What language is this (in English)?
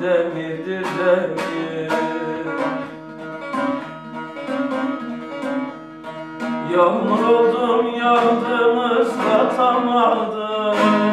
Turkish